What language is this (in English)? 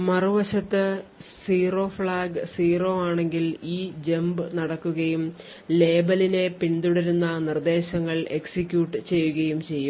Malayalam